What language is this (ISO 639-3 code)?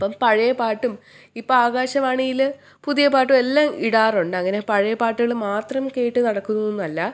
mal